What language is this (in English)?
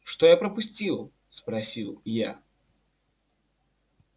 Russian